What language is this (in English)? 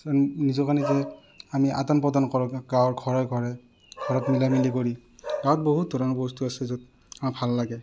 Assamese